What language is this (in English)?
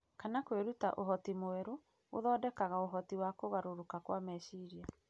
Kikuyu